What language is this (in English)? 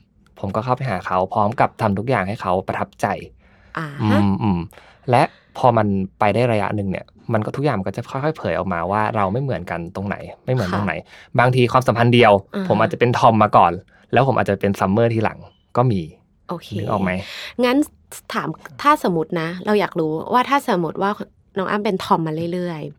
Thai